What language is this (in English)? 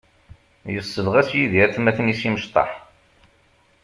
Kabyle